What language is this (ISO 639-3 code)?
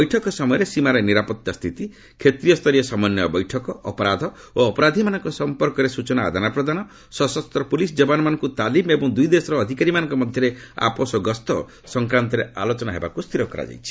ori